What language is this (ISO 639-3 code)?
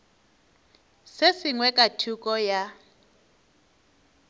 nso